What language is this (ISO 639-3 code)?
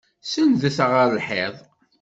kab